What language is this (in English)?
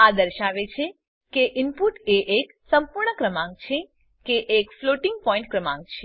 Gujarati